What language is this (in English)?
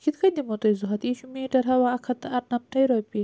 Kashmiri